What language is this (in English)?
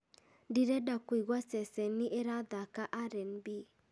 Kikuyu